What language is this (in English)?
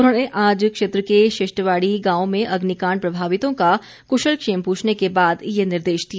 Hindi